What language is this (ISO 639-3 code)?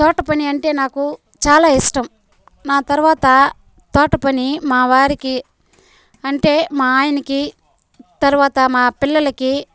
tel